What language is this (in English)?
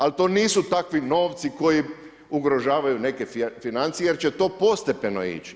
Croatian